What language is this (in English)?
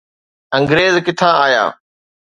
Sindhi